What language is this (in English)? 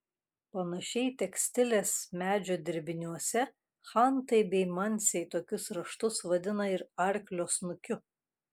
Lithuanian